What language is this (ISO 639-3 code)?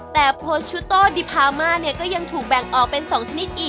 tha